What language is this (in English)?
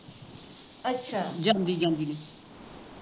Punjabi